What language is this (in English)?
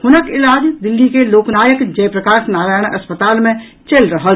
Maithili